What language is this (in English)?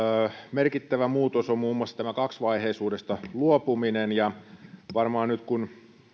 Finnish